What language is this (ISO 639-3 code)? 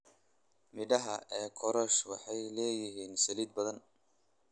som